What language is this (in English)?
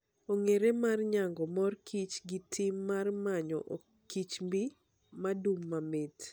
Luo (Kenya and Tanzania)